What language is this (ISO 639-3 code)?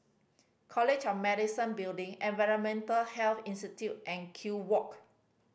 eng